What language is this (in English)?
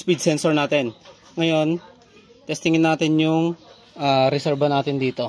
Filipino